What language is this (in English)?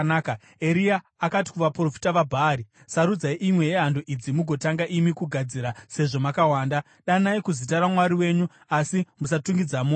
Shona